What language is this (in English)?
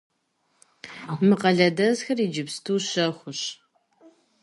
Kabardian